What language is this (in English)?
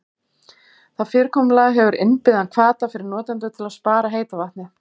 Icelandic